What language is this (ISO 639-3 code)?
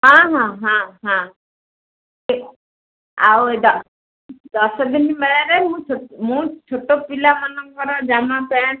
ori